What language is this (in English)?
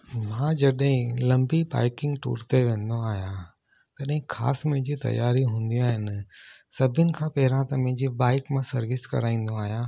Sindhi